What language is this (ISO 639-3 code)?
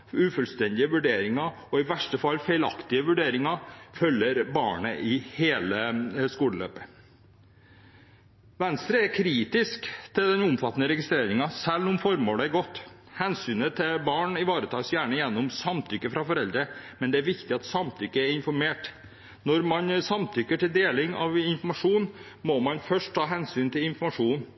nob